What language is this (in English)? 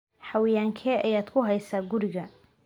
Somali